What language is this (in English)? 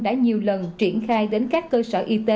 Vietnamese